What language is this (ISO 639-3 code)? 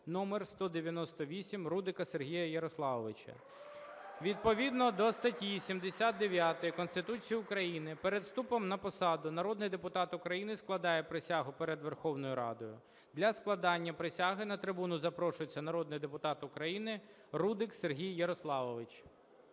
ukr